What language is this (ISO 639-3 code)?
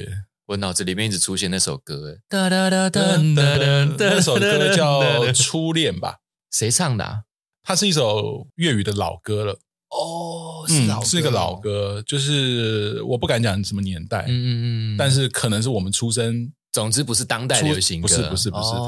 zho